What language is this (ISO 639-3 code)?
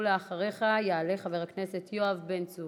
heb